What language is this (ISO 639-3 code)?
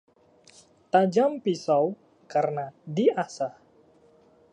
ind